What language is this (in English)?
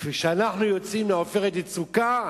Hebrew